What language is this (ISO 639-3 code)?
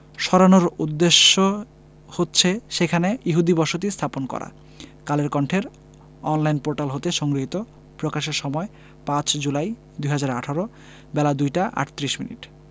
ben